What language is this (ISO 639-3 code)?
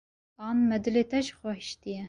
kur